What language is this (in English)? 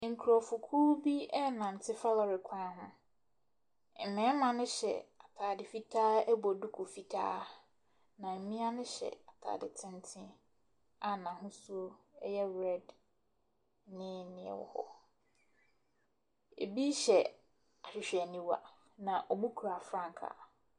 Akan